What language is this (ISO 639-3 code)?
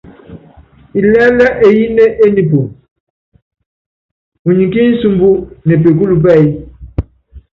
yav